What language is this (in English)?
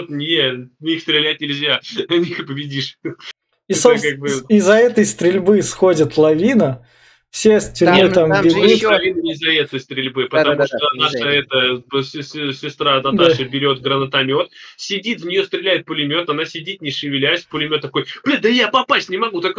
Russian